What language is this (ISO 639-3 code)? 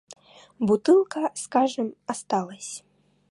rus